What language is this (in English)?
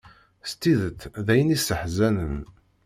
Kabyle